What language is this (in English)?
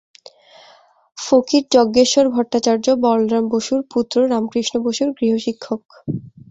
Bangla